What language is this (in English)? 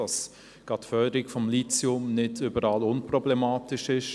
Swiss German